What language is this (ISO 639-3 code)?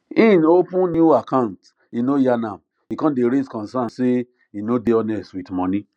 pcm